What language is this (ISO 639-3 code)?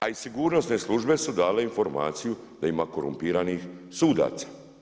hrv